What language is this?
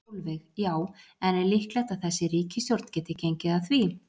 Icelandic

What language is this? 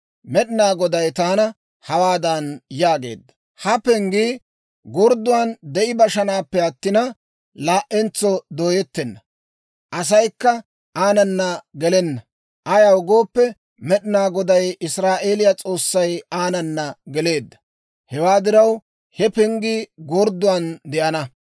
Dawro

